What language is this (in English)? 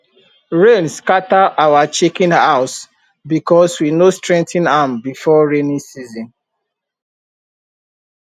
Nigerian Pidgin